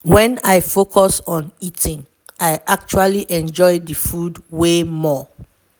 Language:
Nigerian Pidgin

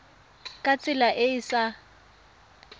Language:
Tswana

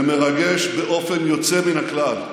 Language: Hebrew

